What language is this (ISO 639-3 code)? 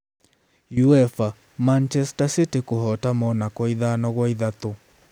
kik